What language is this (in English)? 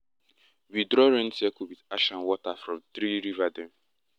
Nigerian Pidgin